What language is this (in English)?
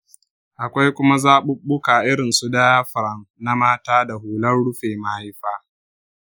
Hausa